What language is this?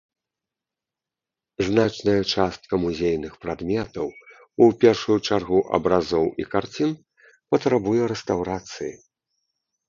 Belarusian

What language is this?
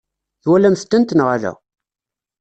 Kabyle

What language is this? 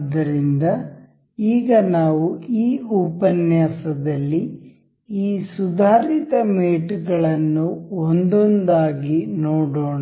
Kannada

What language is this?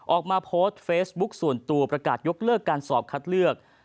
Thai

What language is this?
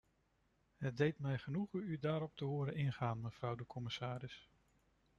Dutch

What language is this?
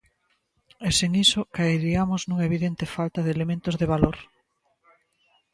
Galician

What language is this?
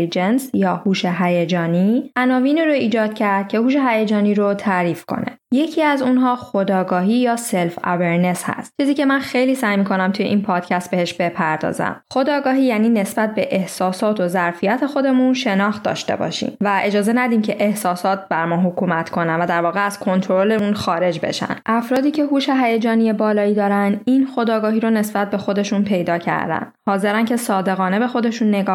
Persian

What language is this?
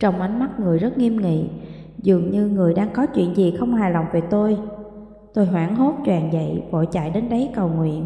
Vietnamese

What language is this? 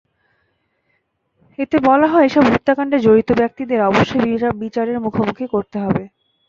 Bangla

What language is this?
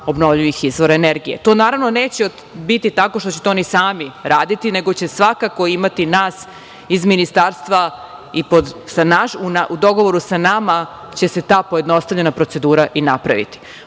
Serbian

